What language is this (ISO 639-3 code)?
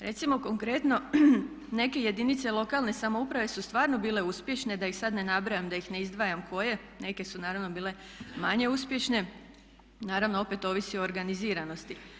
hrv